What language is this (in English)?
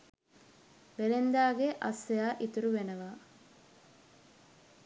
Sinhala